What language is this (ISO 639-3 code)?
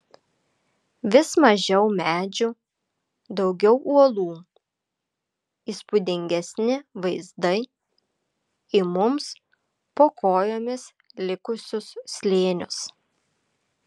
lit